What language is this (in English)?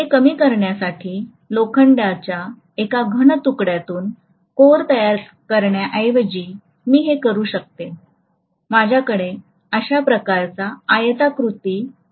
Marathi